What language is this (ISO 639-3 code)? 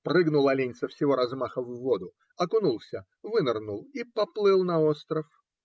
rus